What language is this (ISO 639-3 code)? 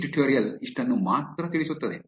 kan